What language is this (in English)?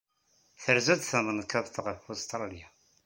Kabyle